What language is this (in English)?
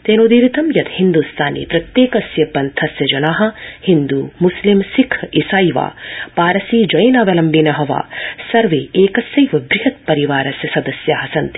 Sanskrit